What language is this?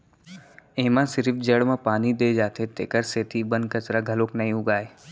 Chhattisgarhi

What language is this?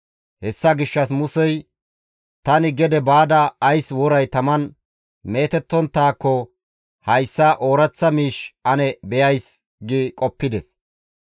Gamo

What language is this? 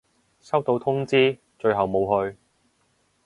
Cantonese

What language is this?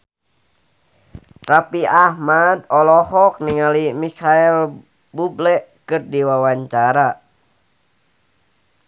Sundanese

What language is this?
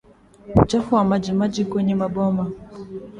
Swahili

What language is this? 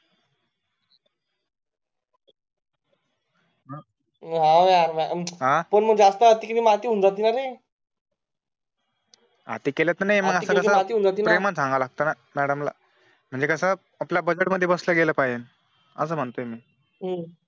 Marathi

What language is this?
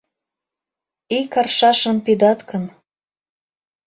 Mari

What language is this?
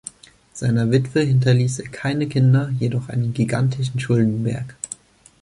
German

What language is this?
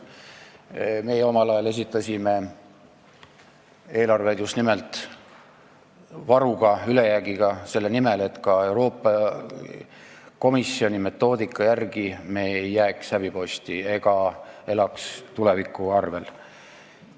Estonian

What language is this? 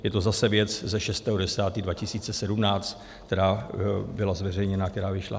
Czech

